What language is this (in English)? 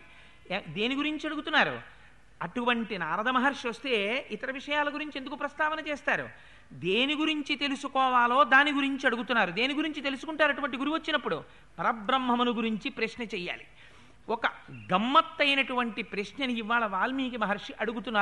Telugu